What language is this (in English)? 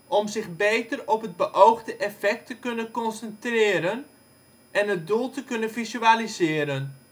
Dutch